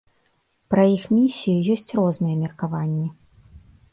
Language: Belarusian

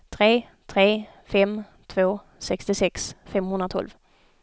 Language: Swedish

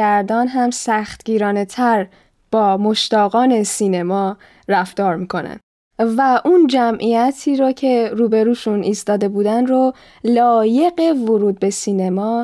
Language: Persian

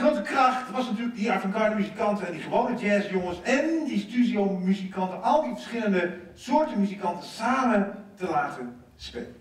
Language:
Dutch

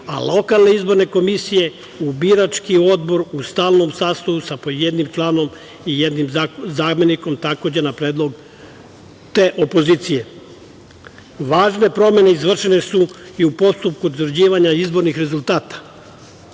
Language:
Serbian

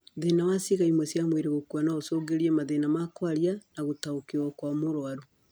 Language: Kikuyu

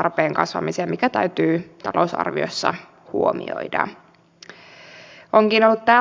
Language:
Finnish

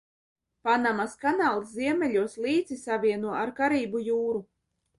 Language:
Latvian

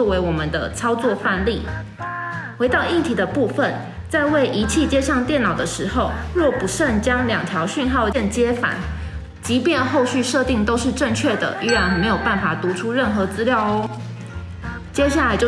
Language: Chinese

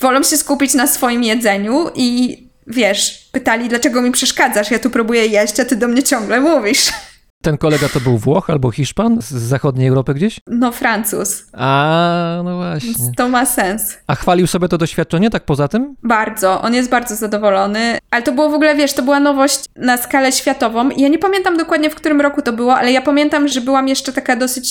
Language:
Polish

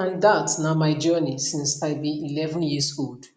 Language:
Nigerian Pidgin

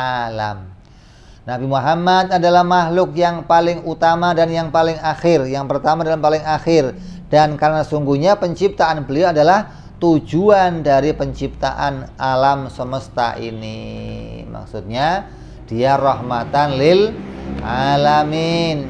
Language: Indonesian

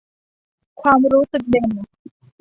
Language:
Thai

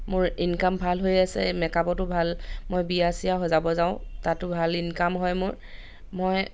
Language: Assamese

